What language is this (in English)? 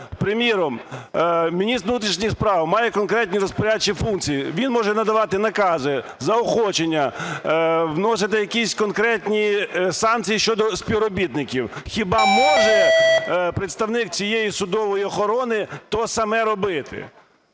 Ukrainian